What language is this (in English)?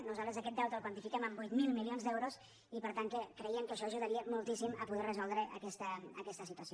Catalan